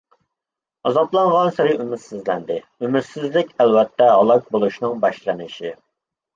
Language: Uyghur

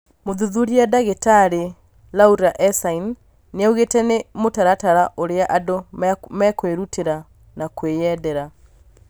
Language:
Kikuyu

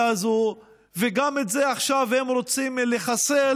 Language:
Hebrew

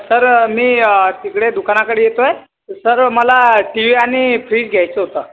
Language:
Marathi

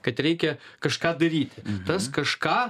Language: Lithuanian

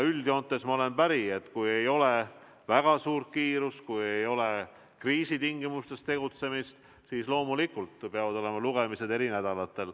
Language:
Estonian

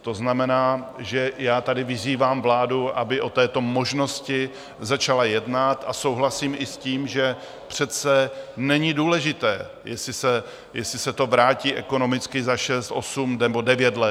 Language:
Czech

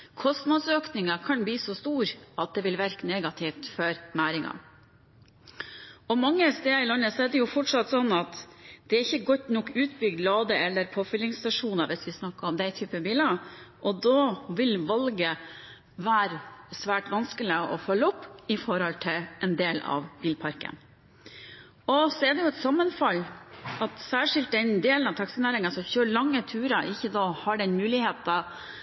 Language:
Norwegian Bokmål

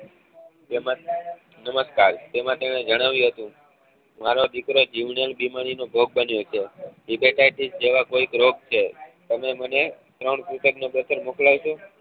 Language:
Gujarati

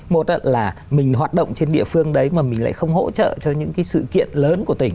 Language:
Vietnamese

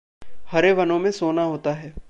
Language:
Hindi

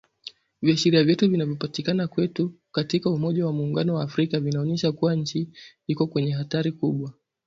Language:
Swahili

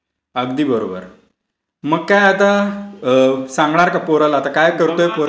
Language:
Marathi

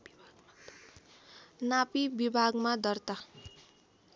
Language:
Nepali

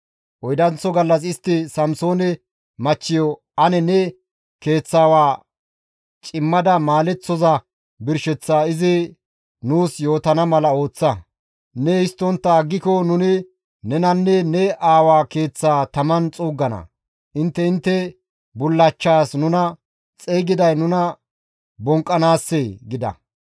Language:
Gamo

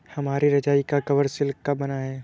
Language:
Hindi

